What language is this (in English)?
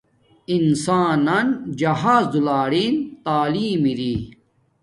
Domaaki